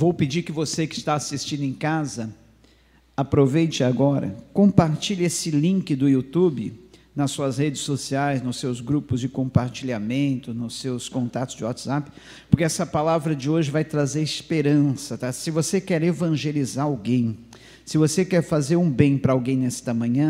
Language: Portuguese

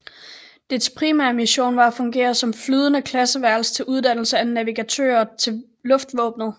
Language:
Danish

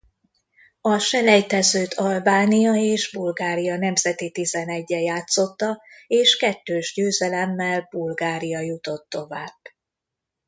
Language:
Hungarian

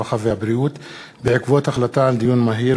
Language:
Hebrew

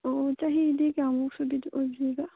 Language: Manipuri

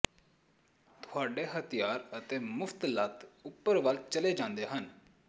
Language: Punjabi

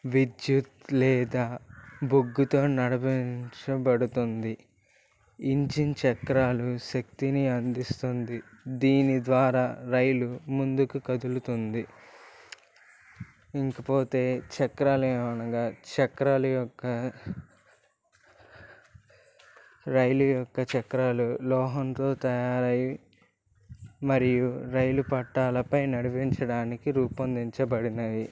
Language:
Telugu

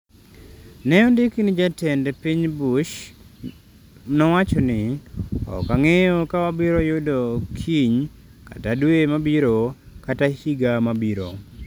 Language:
Luo (Kenya and Tanzania)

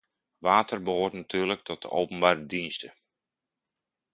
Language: Dutch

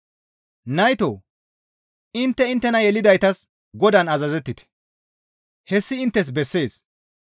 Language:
Gamo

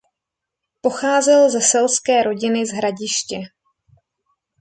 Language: Czech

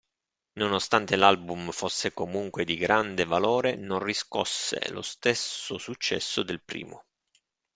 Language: Italian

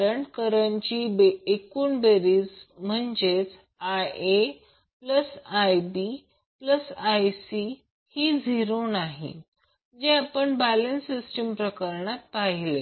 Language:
Marathi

